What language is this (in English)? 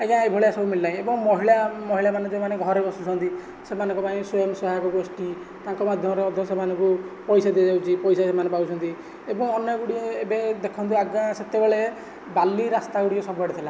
Odia